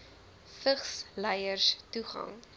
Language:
Afrikaans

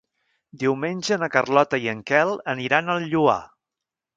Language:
Catalan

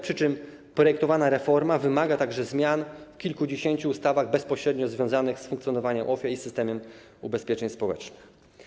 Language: Polish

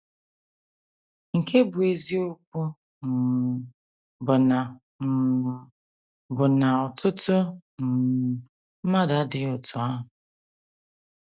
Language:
Igbo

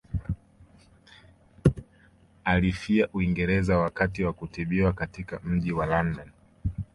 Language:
Swahili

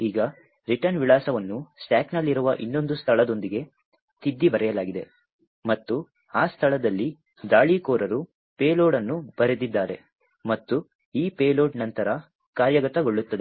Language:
Kannada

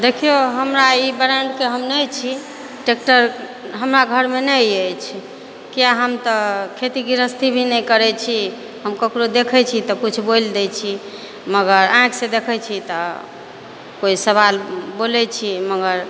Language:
Maithili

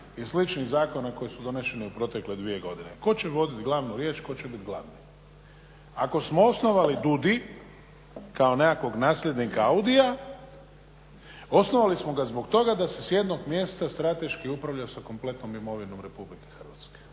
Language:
Croatian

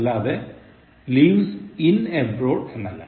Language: Malayalam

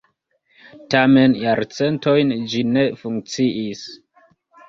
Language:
Esperanto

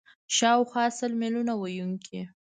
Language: Pashto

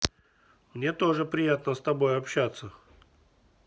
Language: Russian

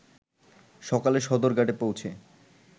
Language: Bangla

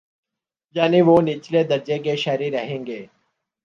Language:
Urdu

